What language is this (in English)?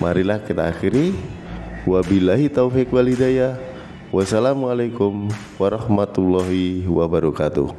Indonesian